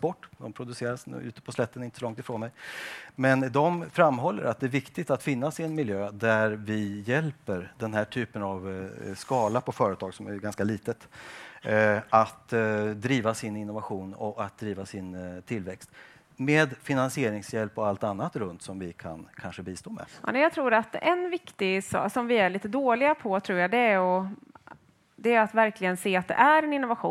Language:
Swedish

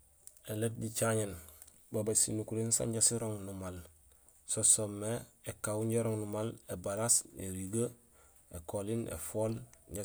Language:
Gusilay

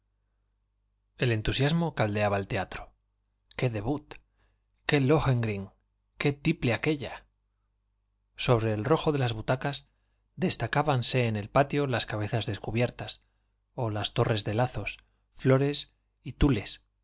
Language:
Spanish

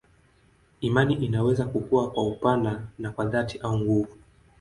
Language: Swahili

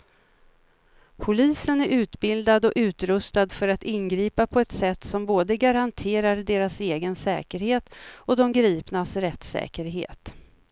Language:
Swedish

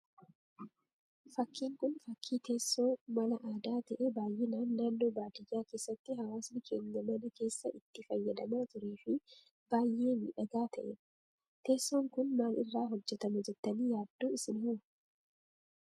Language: Oromo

